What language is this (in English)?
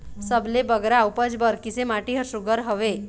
Chhattisgarhi